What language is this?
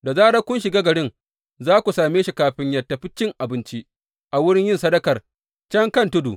Hausa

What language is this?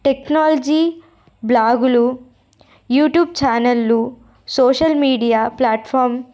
Telugu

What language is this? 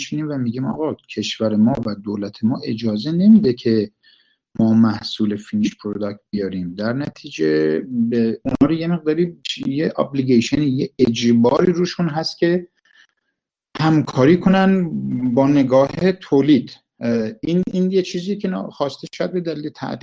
Persian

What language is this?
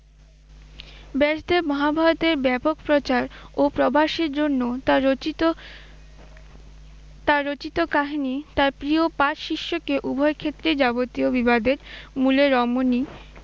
Bangla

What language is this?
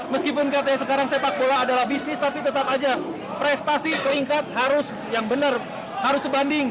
Indonesian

